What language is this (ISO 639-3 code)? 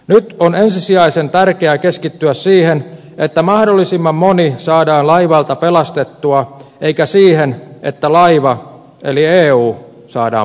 fin